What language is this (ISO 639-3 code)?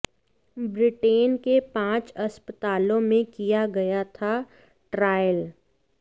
hin